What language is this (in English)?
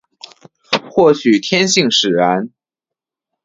Chinese